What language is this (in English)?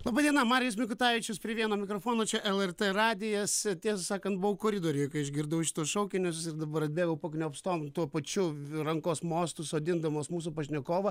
Lithuanian